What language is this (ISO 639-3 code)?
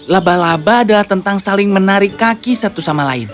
ind